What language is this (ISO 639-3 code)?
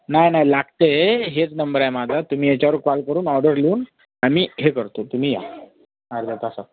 mar